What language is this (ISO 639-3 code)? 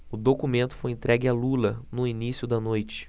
por